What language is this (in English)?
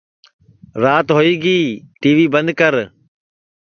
Sansi